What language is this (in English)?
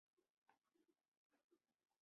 Chinese